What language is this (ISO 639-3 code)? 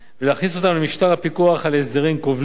heb